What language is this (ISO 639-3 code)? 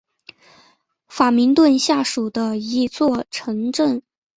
zho